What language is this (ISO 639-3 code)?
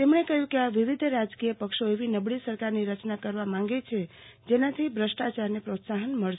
guj